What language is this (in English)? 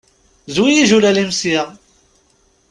Kabyle